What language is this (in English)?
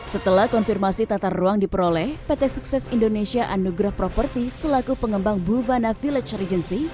Indonesian